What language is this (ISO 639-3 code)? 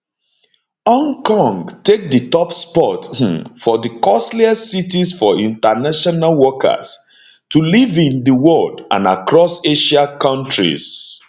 pcm